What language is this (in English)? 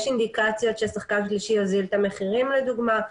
Hebrew